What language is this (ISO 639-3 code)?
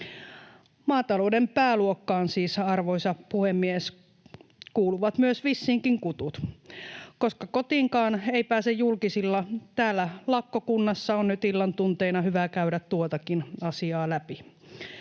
fin